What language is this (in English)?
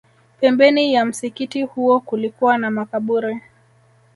Swahili